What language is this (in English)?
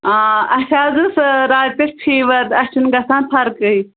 Kashmiri